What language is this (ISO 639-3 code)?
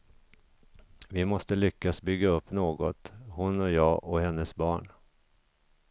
swe